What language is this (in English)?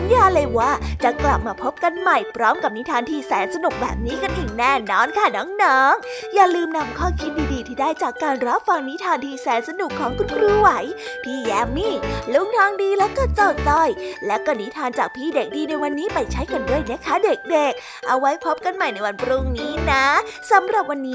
Thai